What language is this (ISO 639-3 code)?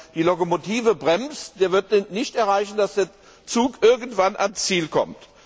deu